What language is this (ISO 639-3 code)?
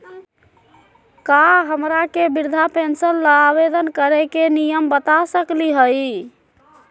mag